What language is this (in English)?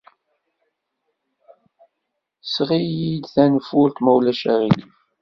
Kabyle